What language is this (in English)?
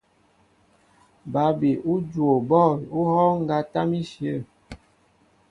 Mbo (Cameroon)